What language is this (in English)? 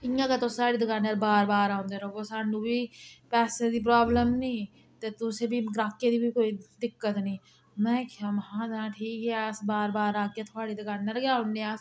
Dogri